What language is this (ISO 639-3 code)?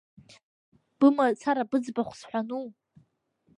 abk